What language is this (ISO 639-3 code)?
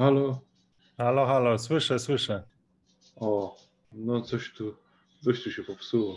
pol